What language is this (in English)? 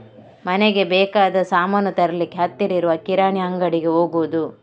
Kannada